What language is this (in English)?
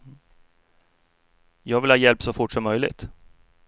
Swedish